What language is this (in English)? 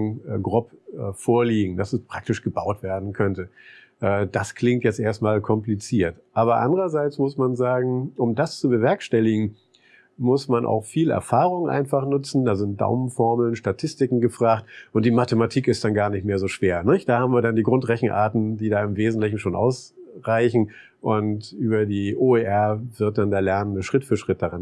German